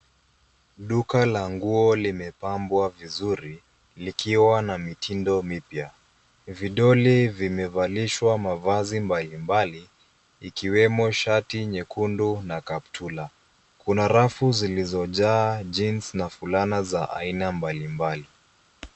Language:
Swahili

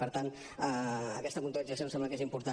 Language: Catalan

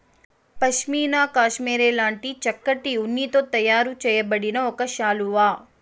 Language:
Telugu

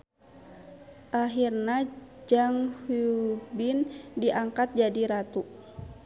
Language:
Sundanese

